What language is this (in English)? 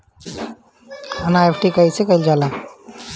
Bhojpuri